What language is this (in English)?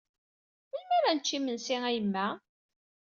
Kabyle